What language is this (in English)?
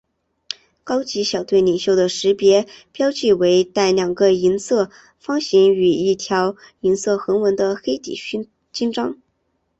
Chinese